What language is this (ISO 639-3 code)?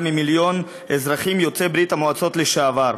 heb